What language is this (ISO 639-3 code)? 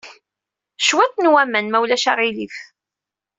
kab